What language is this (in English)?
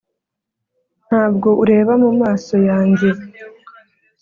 Kinyarwanda